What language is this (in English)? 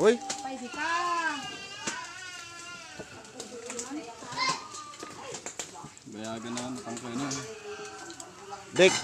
Filipino